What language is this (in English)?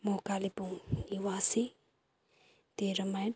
Nepali